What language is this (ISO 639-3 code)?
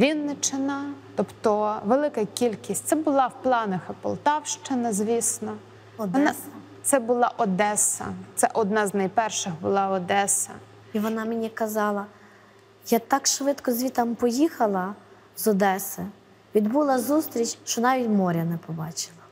ukr